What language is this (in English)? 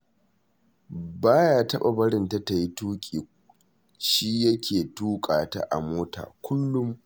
Hausa